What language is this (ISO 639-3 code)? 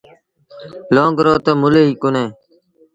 sbn